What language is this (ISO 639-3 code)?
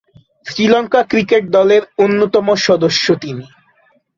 ben